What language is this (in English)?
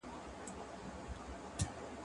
Pashto